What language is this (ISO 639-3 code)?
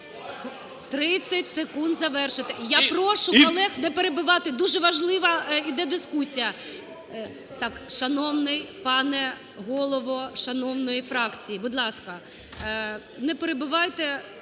ukr